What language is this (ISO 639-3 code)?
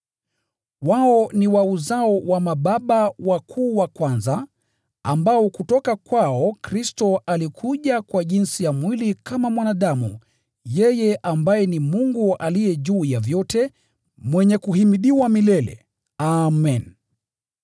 swa